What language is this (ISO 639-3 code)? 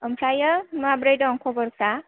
brx